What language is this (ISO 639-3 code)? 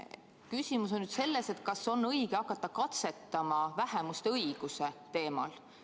est